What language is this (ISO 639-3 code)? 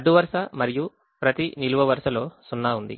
tel